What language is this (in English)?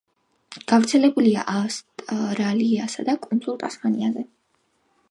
Georgian